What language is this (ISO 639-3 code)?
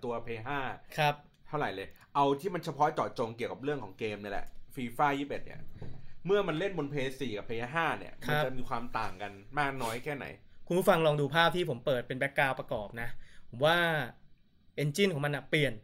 tha